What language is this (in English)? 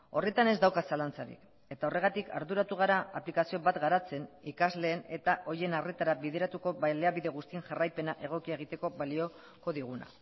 Basque